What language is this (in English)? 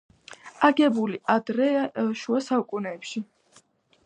Georgian